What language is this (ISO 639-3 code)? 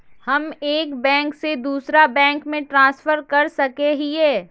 mag